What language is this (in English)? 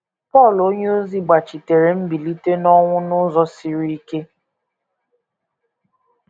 Igbo